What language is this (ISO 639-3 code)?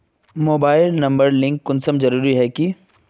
mag